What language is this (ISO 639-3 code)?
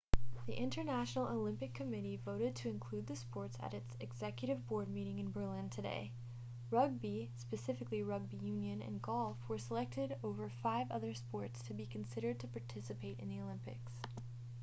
eng